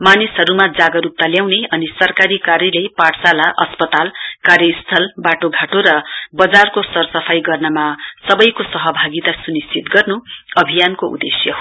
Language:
Nepali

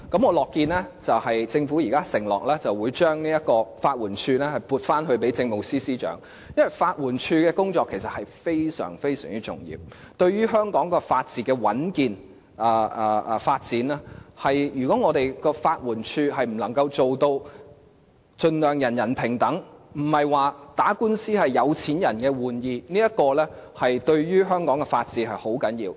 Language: Cantonese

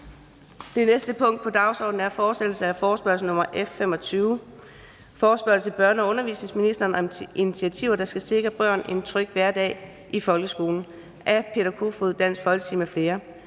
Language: Danish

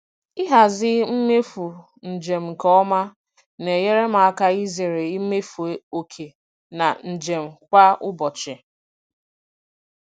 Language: Igbo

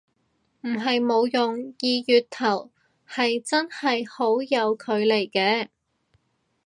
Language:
Cantonese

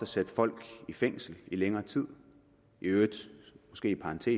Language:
Danish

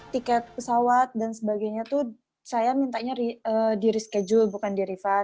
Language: Indonesian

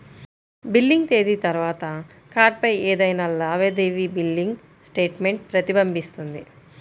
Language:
Telugu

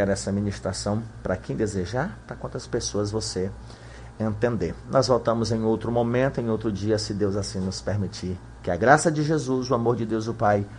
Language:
Portuguese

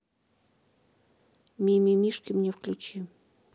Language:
Russian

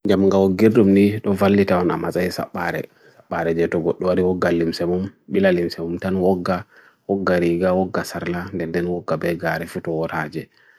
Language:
Bagirmi Fulfulde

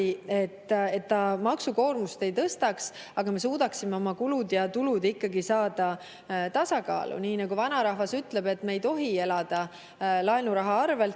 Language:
Estonian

